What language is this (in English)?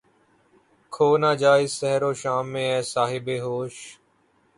Urdu